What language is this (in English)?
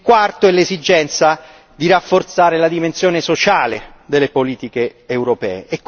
Italian